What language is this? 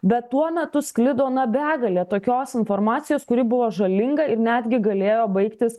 Lithuanian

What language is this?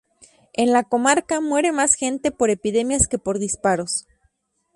Spanish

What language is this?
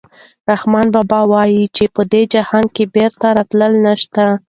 Pashto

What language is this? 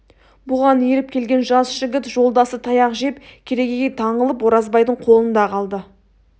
Kazakh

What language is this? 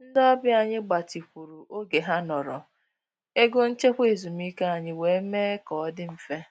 Igbo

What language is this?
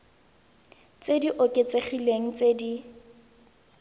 Tswana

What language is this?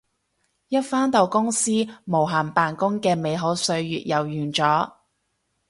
Cantonese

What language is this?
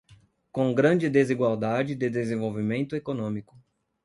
Portuguese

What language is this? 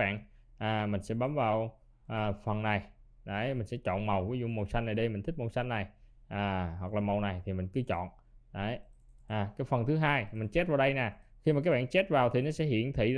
Vietnamese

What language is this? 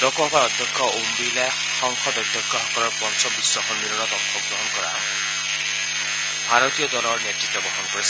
Assamese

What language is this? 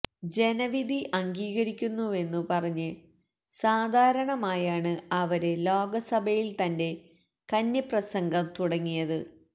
Malayalam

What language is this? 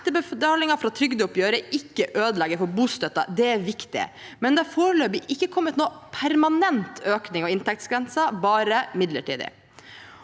Norwegian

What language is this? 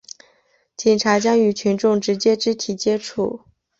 Chinese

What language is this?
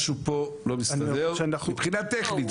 Hebrew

